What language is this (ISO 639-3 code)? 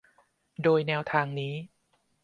tha